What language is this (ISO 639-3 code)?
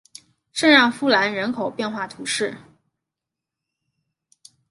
zho